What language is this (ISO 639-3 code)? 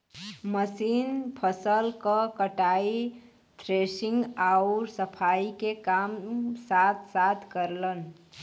bho